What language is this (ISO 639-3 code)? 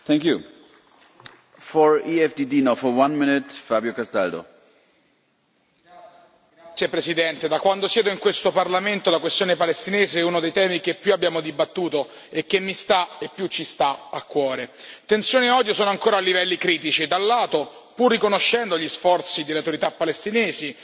ita